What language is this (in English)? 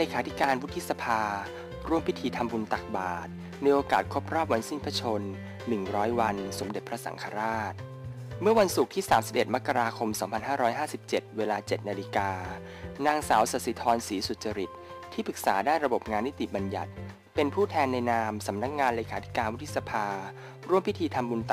Thai